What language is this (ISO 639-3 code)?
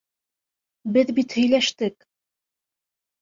bak